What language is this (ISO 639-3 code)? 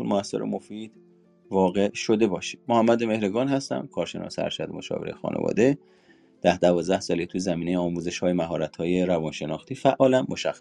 fas